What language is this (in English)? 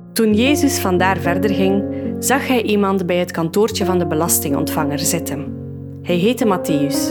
Dutch